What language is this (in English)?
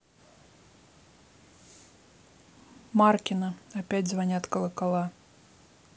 Russian